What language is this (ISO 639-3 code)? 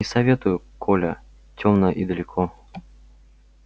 rus